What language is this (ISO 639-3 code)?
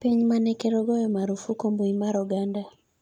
luo